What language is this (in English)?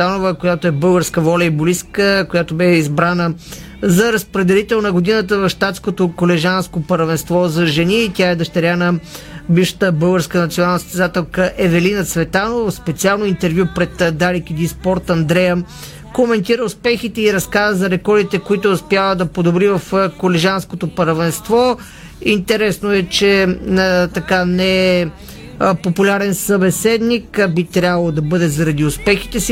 Bulgarian